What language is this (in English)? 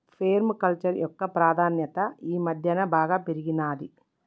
Telugu